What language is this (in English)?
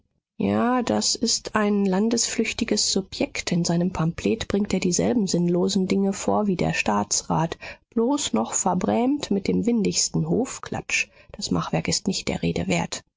German